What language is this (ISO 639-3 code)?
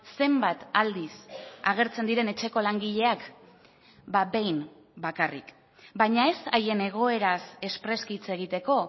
eus